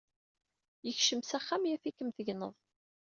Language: Kabyle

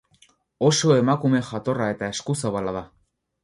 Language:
Basque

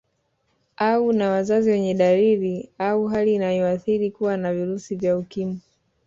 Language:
Swahili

